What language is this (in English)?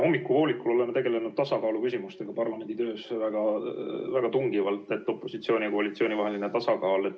Estonian